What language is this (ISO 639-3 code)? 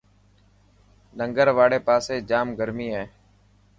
mki